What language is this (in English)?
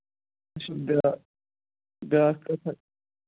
Kashmiri